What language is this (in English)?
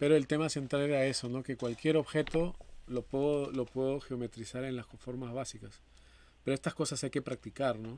Spanish